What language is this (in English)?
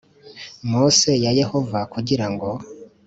Kinyarwanda